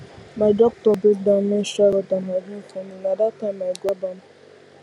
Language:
Nigerian Pidgin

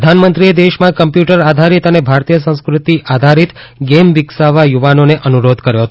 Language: Gujarati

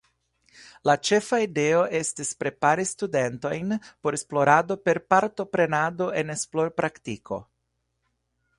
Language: Esperanto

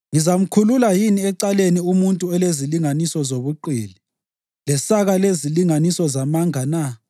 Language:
North Ndebele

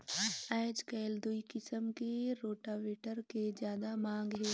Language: Chhattisgarhi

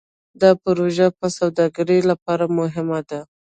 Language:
Pashto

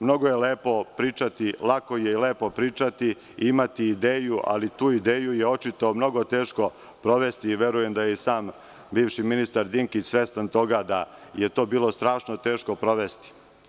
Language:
Serbian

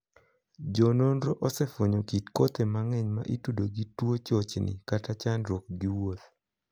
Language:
Luo (Kenya and Tanzania)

